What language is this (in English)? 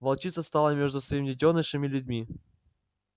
Russian